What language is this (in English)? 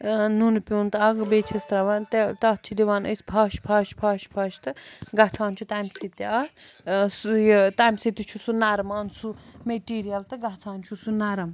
Kashmiri